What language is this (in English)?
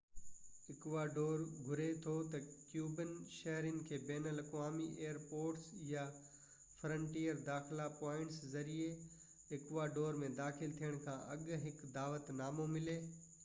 Sindhi